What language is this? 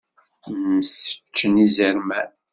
Kabyle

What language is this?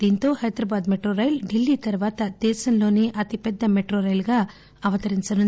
Telugu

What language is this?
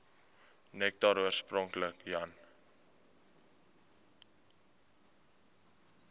Afrikaans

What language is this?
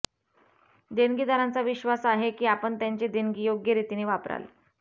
Marathi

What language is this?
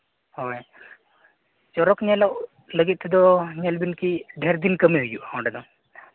Santali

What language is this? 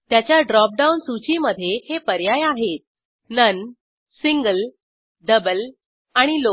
Marathi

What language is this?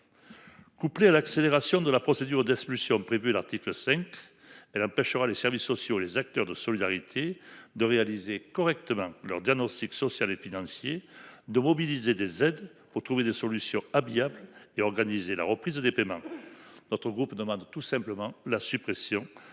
French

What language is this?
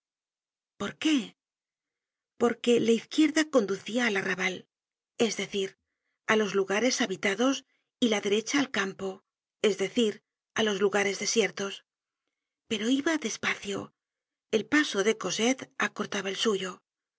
Spanish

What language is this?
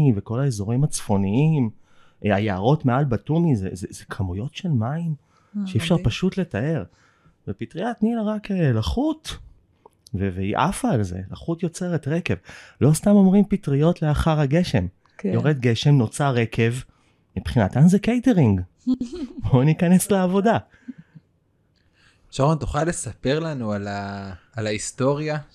Hebrew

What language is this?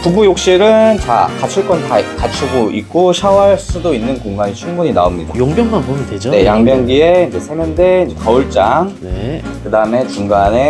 Korean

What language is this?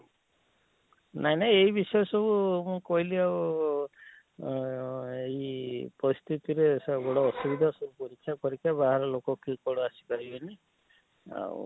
Odia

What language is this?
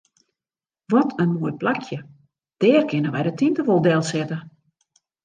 Western Frisian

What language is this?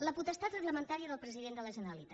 Catalan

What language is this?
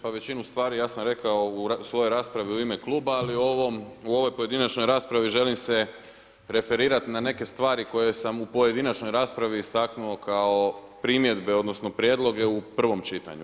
Croatian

